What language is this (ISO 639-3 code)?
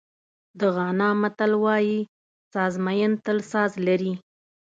pus